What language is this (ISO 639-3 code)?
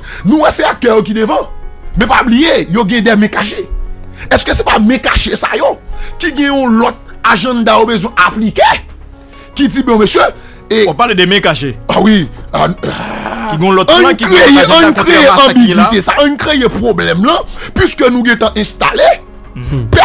fra